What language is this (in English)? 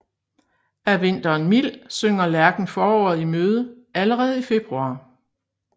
Danish